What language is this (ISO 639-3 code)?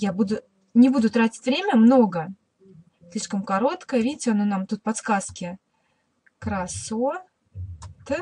rus